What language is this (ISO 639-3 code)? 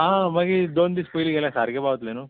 kok